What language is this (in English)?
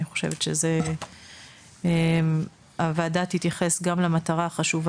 Hebrew